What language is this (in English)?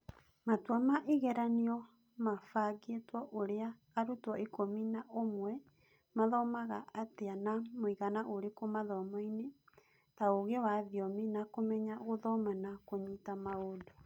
Kikuyu